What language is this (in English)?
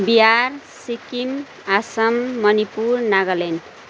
Nepali